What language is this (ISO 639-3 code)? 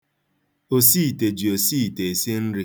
ibo